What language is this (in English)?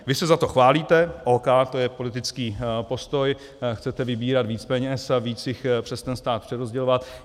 Czech